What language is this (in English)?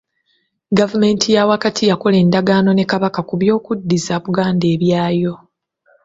Ganda